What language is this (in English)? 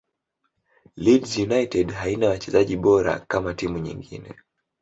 Swahili